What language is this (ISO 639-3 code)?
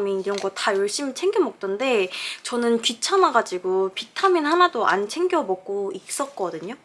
kor